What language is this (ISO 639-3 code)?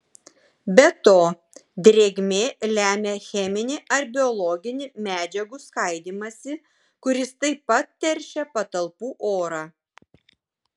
lit